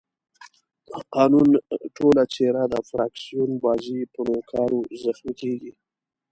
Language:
Pashto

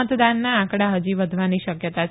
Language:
Gujarati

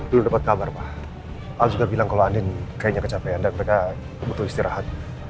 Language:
Indonesian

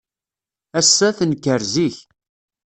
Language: Kabyle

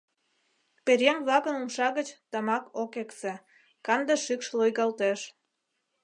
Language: Mari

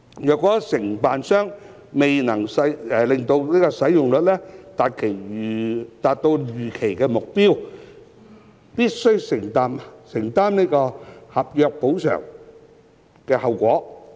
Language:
Cantonese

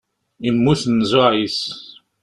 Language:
Kabyle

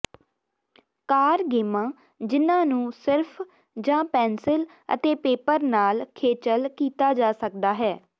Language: Punjabi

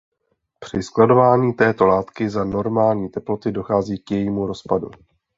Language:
Czech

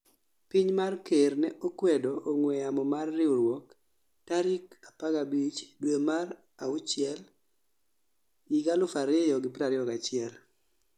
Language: Luo (Kenya and Tanzania)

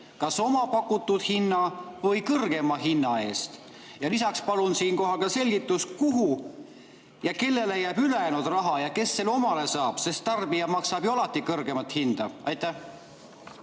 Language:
Estonian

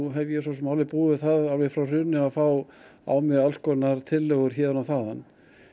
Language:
Icelandic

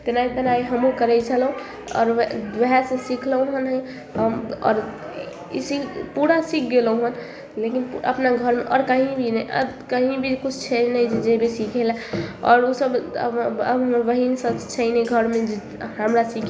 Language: Maithili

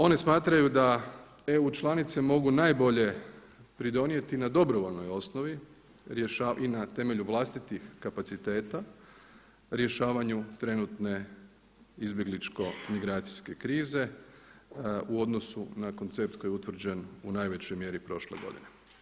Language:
Croatian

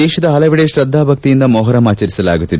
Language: Kannada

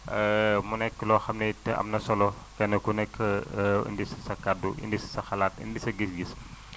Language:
Wolof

